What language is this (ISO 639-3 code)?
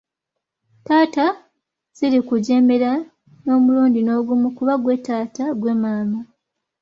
lug